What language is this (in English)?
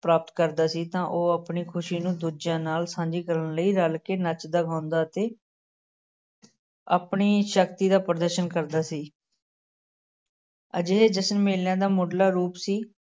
Punjabi